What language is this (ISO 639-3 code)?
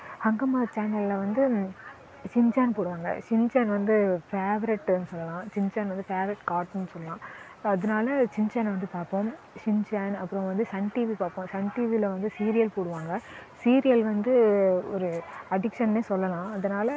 tam